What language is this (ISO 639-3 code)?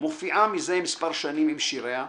heb